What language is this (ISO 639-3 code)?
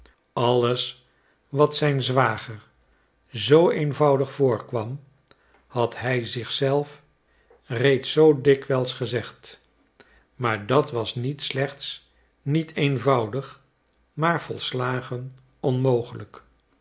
nld